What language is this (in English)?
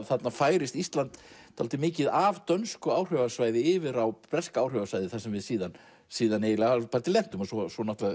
Icelandic